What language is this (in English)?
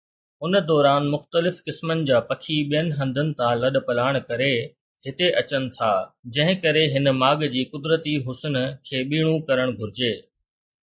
Sindhi